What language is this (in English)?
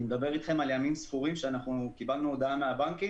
Hebrew